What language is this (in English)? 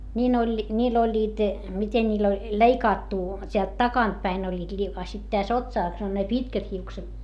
Finnish